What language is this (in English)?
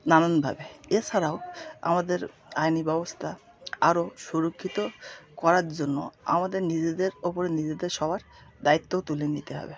Bangla